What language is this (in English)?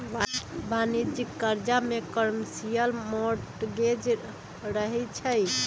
Magahi